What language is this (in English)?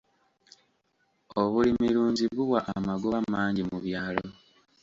Ganda